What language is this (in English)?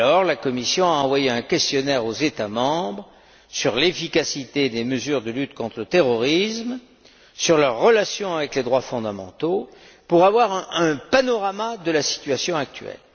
French